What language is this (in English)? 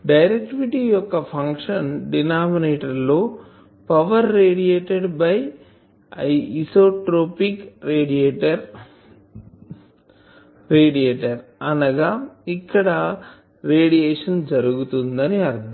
Telugu